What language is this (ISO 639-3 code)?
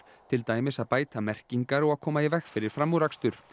isl